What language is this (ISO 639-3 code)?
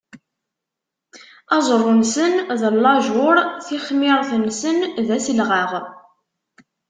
kab